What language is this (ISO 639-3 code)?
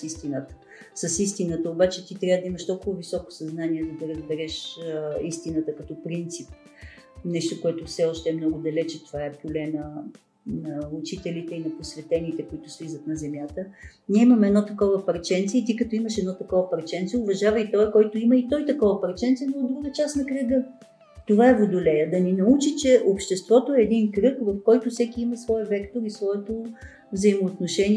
bul